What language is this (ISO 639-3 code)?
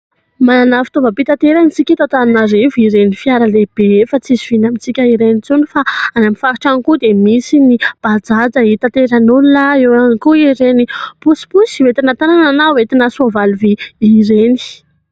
mlg